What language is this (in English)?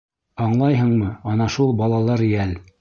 Bashkir